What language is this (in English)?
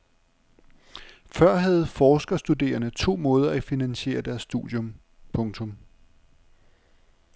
Danish